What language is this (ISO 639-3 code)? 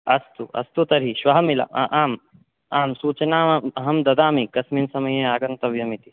san